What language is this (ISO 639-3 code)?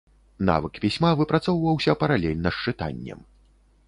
bel